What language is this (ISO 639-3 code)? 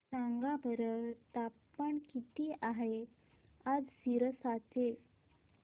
mar